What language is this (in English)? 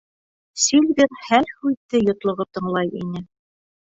Bashkir